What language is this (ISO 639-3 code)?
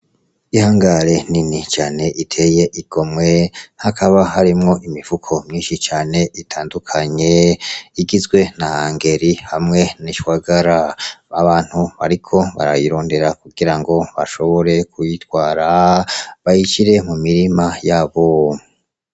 run